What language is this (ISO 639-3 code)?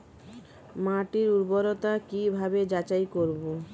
ben